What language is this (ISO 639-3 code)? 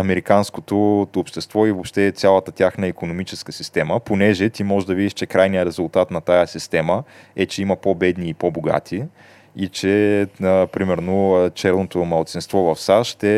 bul